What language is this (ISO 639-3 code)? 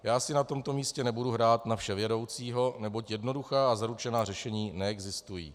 ces